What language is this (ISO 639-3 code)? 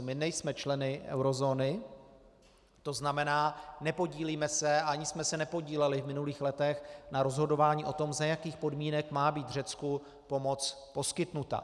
ces